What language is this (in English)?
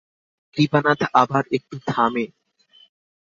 Bangla